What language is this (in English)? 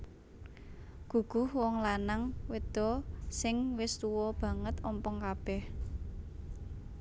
Javanese